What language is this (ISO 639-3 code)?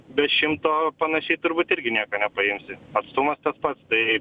lit